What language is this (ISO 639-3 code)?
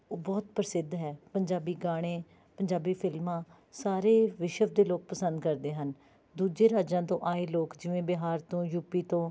pan